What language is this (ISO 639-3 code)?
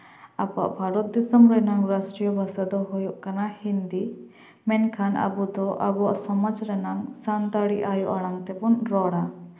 sat